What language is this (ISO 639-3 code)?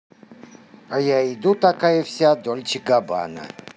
rus